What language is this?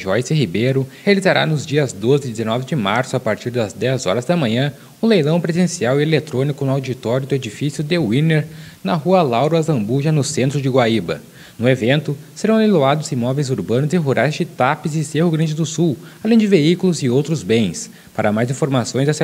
Portuguese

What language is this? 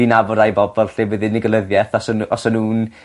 Welsh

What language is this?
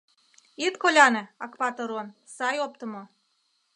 Mari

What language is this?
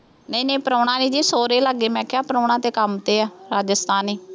Punjabi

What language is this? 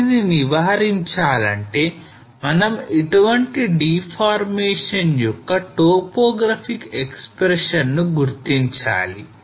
Telugu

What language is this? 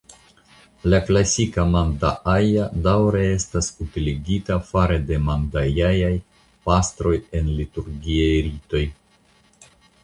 Esperanto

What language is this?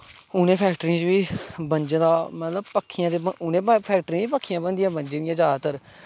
Dogri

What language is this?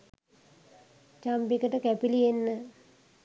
Sinhala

